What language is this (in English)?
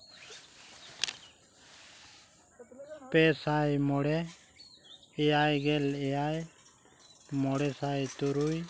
Santali